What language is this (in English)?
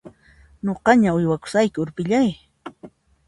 Puno Quechua